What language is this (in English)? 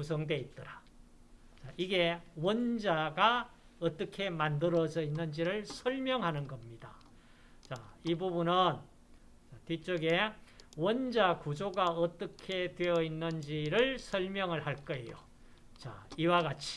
Korean